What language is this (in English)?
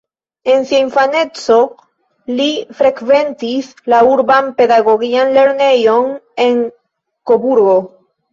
Esperanto